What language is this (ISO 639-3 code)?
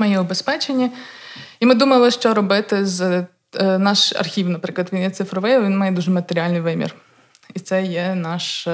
ukr